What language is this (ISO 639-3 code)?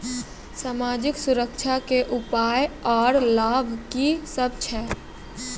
mai